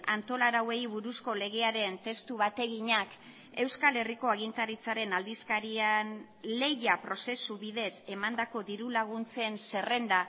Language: Basque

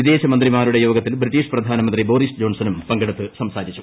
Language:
Malayalam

